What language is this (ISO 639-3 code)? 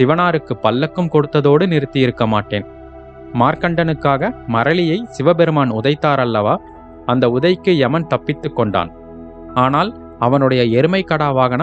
tam